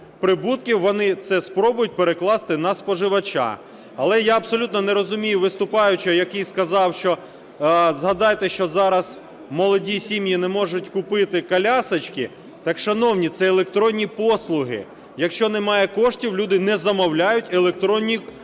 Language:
Ukrainian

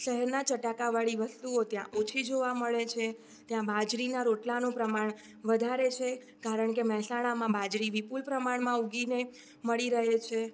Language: Gujarati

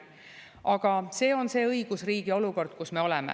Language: Estonian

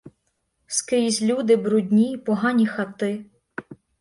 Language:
Ukrainian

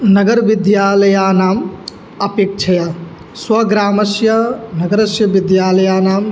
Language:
Sanskrit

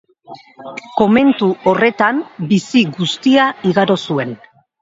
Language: Basque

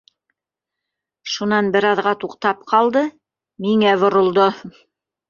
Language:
Bashkir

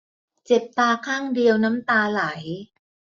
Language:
Thai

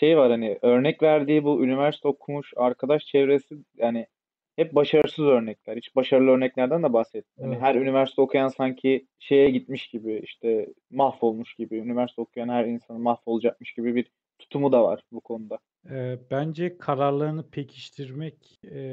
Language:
Turkish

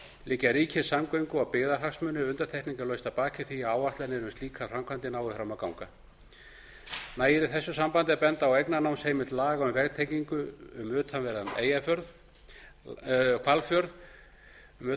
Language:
Icelandic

